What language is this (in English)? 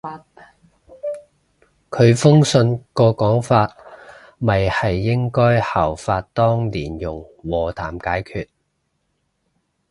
Cantonese